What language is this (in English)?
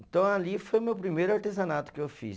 Portuguese